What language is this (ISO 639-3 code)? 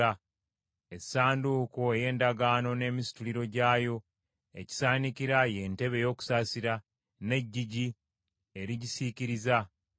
lug